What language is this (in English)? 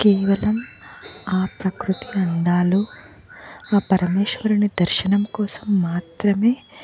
Telugu